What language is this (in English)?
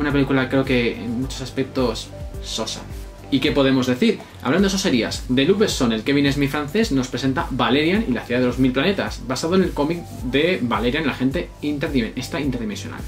Spanish